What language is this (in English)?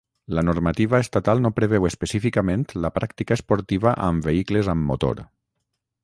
Catalan